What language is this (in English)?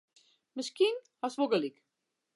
Western Frisian